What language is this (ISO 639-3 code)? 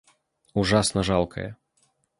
rus